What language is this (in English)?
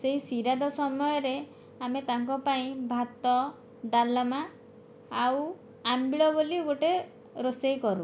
Odia